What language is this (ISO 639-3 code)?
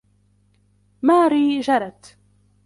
ara